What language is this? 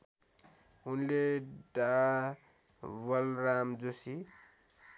Nepali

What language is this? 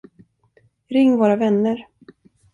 Swedish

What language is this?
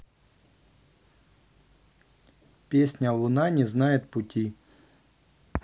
Russian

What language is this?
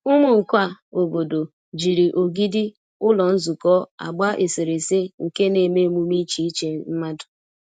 Igbo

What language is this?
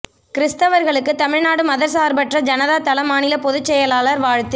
Tamil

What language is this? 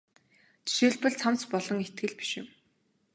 Mongolian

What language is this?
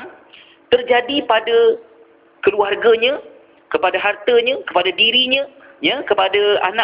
Malay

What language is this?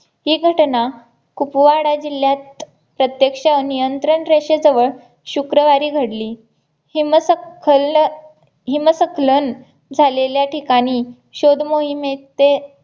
Marathi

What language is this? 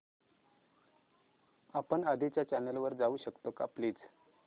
Marathi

